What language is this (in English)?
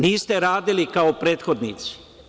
Serbian